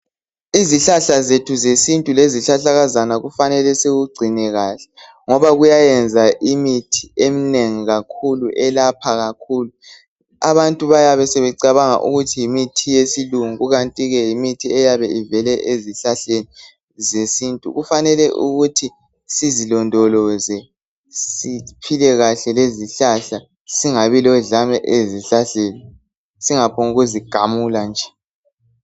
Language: North Ndebele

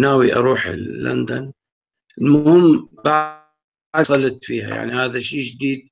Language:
Arabic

